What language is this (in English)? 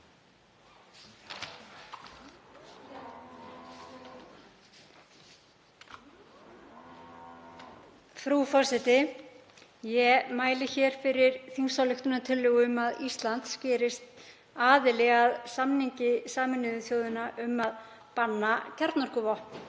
Icelandic